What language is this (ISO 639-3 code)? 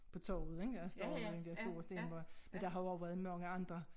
dan